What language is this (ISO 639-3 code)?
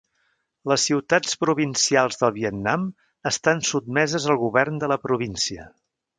cat